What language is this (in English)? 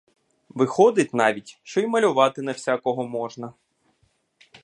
Ukrainian